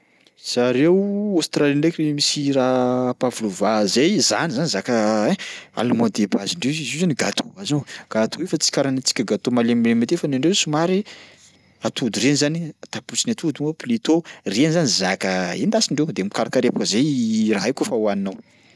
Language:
Sakalava Malagasy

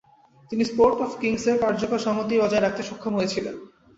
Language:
Bangla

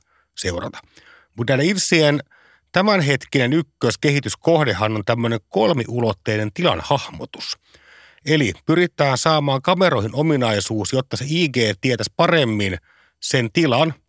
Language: Finnish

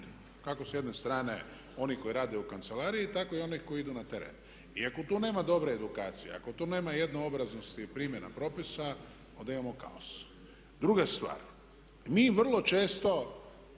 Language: Croatian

